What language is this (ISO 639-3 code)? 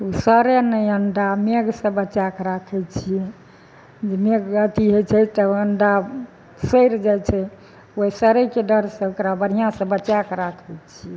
mai